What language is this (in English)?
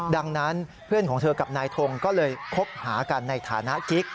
Thai